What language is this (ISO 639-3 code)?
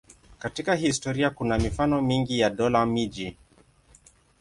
swa